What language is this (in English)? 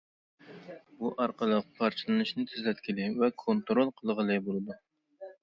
Uyghur